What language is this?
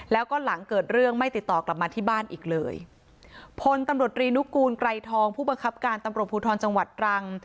Thai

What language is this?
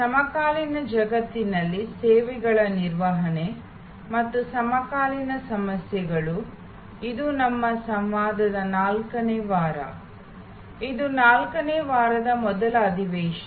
Kannada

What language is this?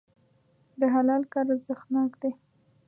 Pashto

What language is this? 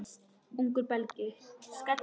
Icelandic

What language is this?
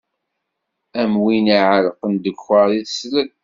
Kabyle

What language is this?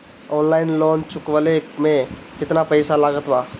Bhojpuri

